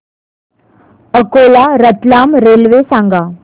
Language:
Marathi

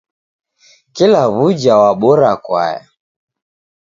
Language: Taita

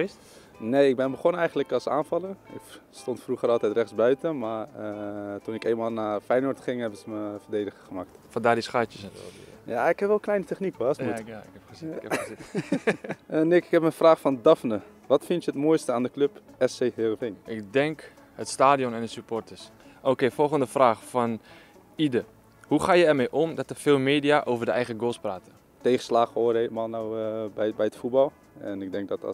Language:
Dutch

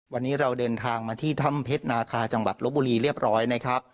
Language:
Thai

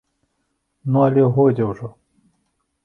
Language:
Belarusian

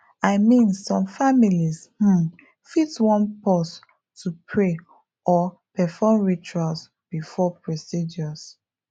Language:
Nigerian Pidgin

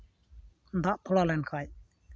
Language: Santali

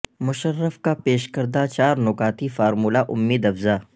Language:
Urdu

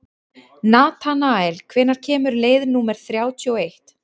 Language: Icelandic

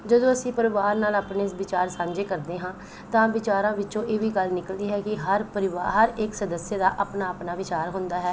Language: Punjabi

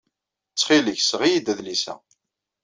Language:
Kabyle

